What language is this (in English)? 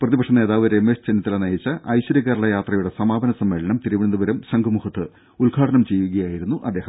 Malayalam